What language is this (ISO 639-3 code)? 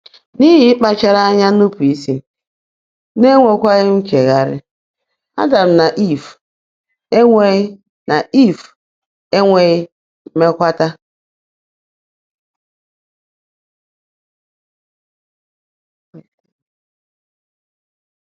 ibo